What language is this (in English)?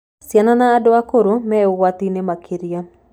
Kikuyu